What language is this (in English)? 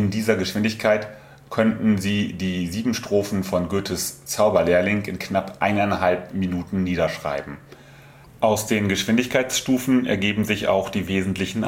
German